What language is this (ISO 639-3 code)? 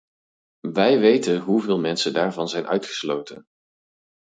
nld